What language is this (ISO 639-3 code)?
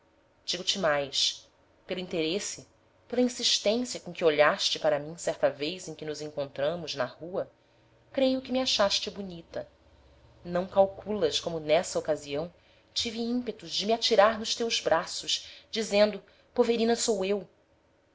por